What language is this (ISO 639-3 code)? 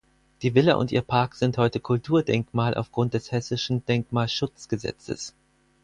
deu